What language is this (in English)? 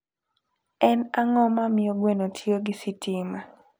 Luo (Kenya and Tanzania)